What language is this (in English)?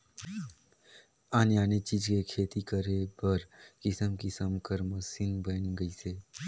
Chhattisgarhi